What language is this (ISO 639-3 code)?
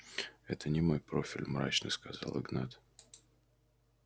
rus